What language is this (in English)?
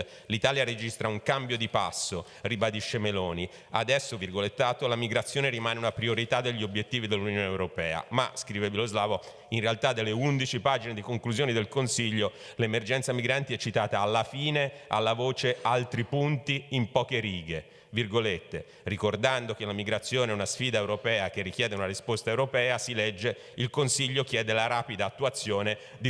Italian